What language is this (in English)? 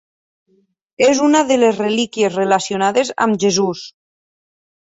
Catalan